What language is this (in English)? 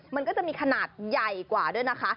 Thai